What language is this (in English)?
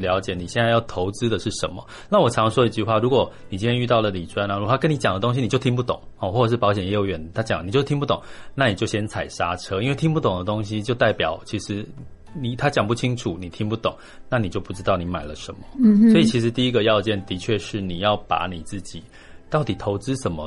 Chinese